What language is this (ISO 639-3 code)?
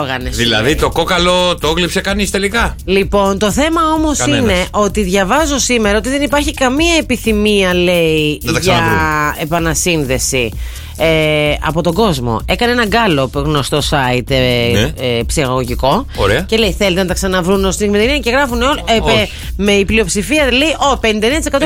ell